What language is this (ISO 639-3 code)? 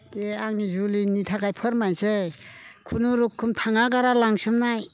brx